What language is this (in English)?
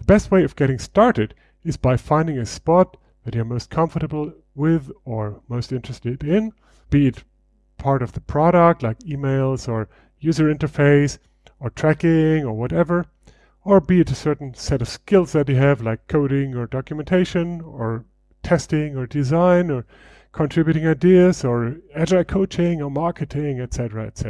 English